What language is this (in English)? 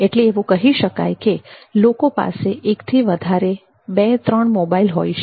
Gujarati